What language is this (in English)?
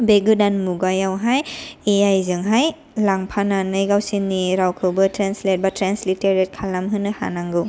Bodo